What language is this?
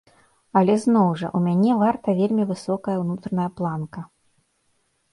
Belarusian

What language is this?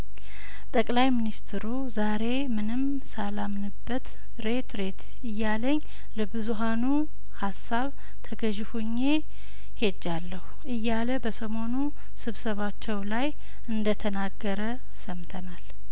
Amharic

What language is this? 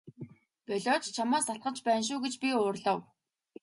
Mongolian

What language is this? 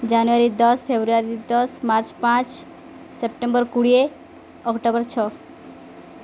Odia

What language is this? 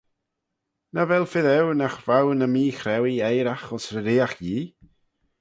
Manx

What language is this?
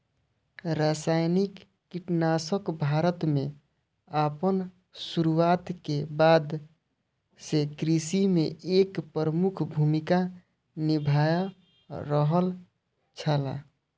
Maithili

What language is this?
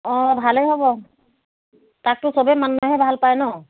Assamese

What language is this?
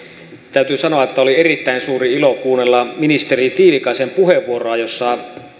Finnish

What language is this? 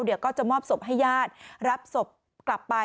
Thai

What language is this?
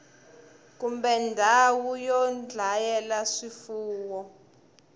Tsonga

